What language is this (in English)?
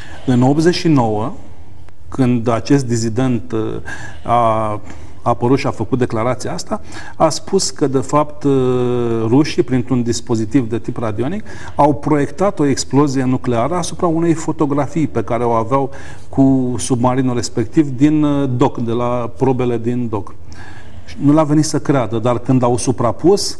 Romanian